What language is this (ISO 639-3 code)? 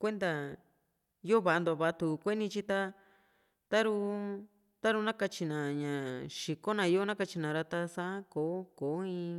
vmc